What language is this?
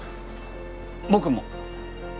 Japanese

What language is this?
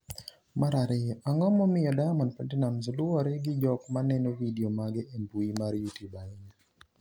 Luo (Kenya and Tanzania)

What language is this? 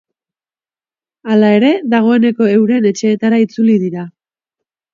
Basque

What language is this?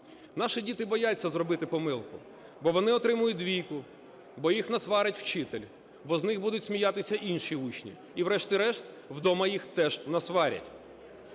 Ukrainian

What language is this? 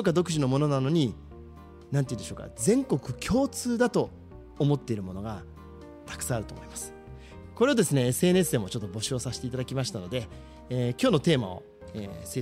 Japanese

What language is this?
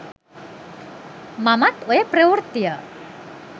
Sinhala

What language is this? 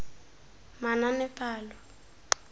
Tswana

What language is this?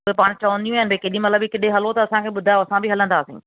Sindhi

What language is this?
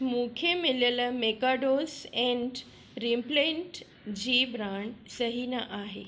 Sindhi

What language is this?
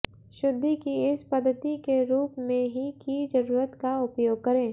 Hindi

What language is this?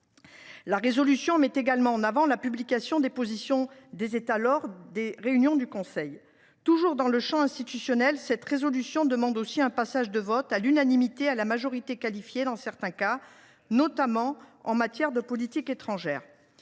French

